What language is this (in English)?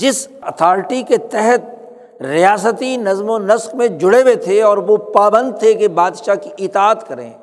Urdu